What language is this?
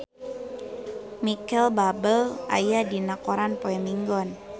Sundanese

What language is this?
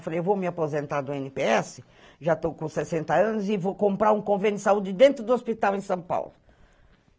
Portuguese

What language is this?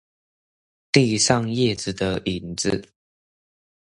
Chinese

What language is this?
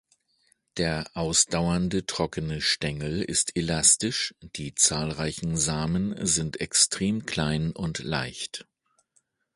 German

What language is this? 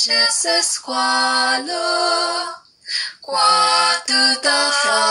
Romanian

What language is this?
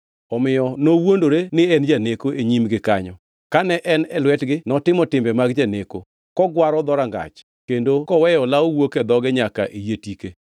Luo (Kenya and Tanzania)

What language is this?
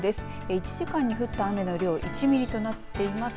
Japanese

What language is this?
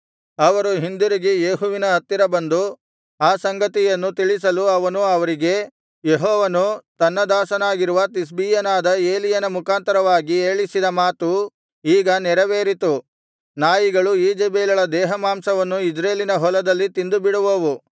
Kannada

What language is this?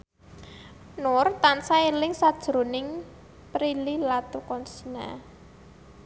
Javanese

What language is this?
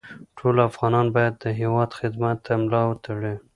Pashto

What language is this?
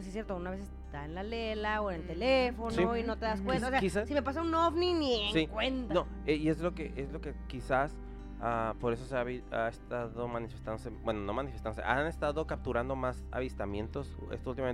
Spanish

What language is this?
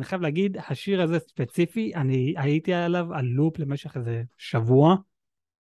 Hebrew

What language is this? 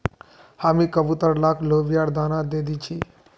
Magahi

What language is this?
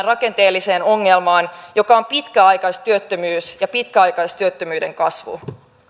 Finnish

